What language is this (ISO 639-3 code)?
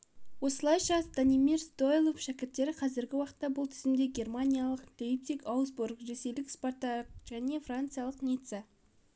kaz